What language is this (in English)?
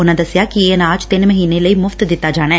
Punjabi